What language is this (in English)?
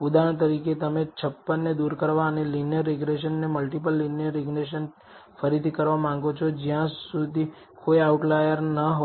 Gujarati